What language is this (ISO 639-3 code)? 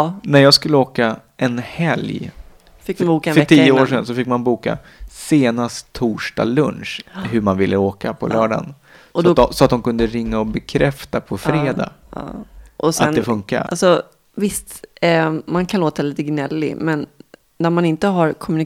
swe